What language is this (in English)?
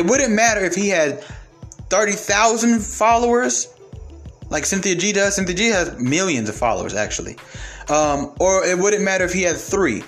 English